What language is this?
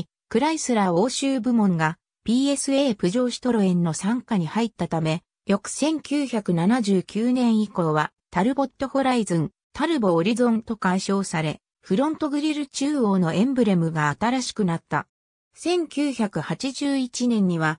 Japanese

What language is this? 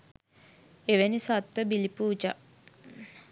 Sinhala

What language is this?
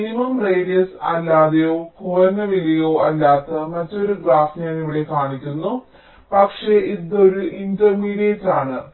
Malayalam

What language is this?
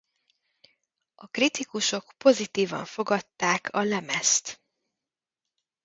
Hungarian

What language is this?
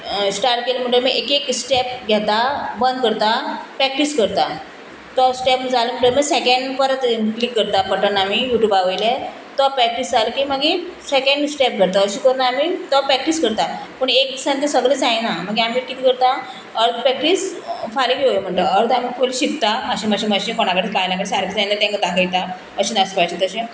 Konkani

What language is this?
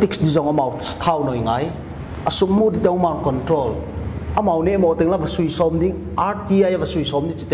Thai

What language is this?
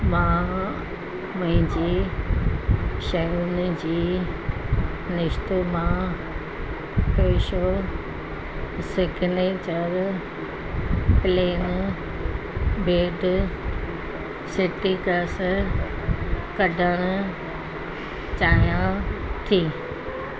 Sindhi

